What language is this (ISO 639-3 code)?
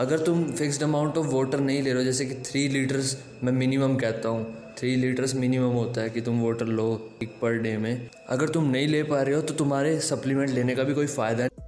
hin